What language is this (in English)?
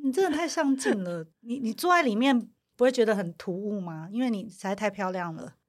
Chinese